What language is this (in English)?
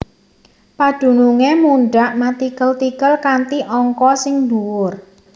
Javanese